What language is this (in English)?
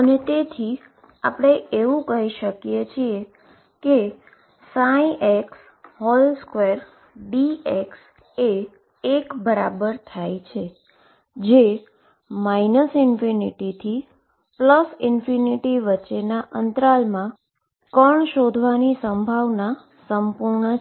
Gujarati